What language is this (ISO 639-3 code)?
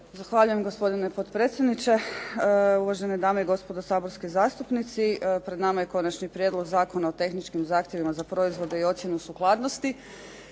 hrv